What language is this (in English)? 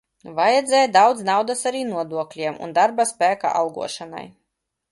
Latvian